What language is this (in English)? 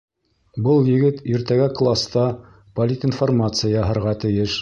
Bashkir